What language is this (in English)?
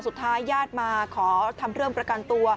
Thai